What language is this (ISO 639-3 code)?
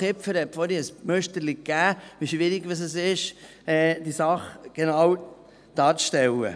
gsw